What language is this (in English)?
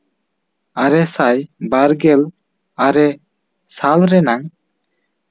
Santali